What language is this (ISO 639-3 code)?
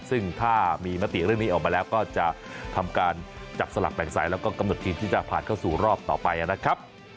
tha